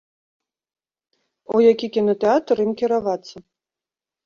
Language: Belarusian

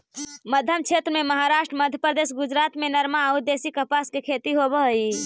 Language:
Magahi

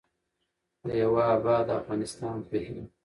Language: Pashto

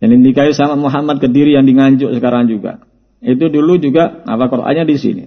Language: Indonesian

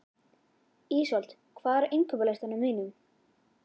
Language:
Icelandic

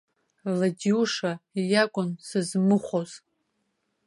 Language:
Abkhazian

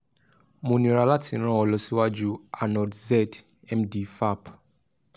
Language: Yoruba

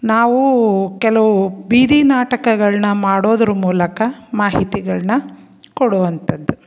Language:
Kannada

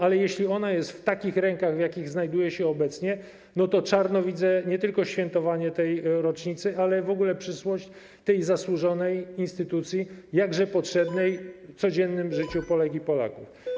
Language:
Polish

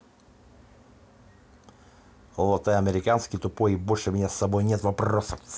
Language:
Russian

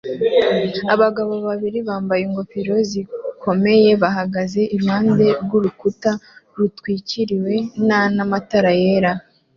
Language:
Kinyarwanda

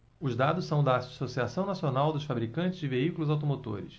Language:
Portuguese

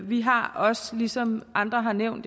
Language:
Danish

